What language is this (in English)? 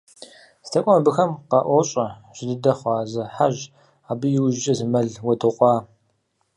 Kabardian